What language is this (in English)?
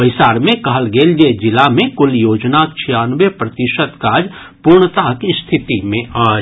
Maithili